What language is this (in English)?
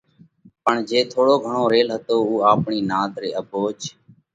Parkari Koli